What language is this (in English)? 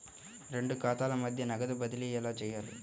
Telugu